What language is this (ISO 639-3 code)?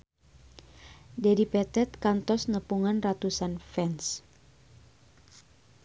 sun